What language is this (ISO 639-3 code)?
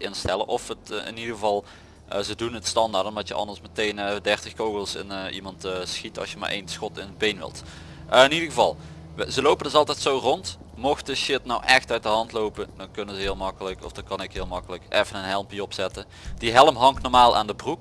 nld